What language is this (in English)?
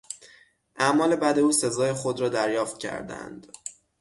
Persian